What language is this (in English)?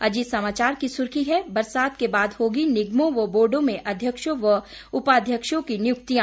Hindi